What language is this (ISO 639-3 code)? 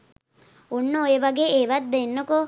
sin